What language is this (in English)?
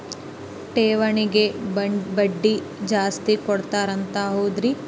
Kannada